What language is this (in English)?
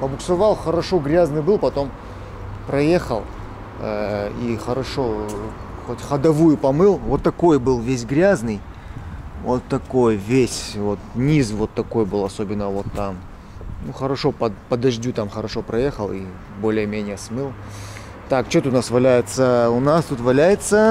Russian